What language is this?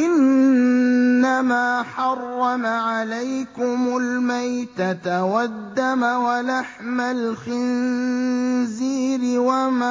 Arabic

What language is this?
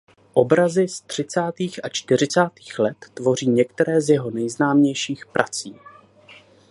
Czech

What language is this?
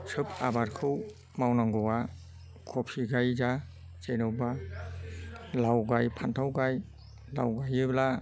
Bodo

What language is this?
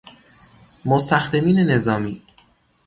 Persian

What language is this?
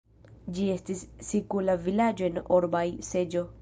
Esperanto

